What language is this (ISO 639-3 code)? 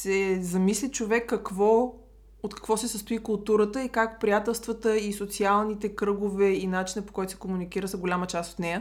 bul